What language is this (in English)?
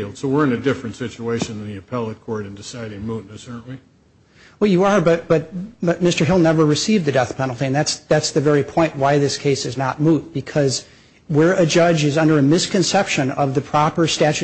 English